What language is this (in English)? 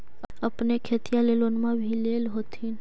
Magahi